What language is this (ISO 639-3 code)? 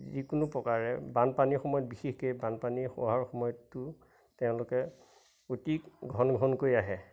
asm